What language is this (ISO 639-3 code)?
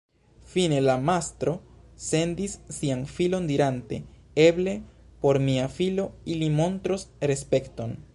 epo